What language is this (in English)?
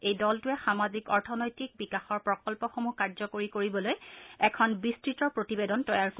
Assamese